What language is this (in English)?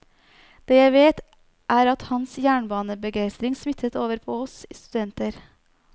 Norwegian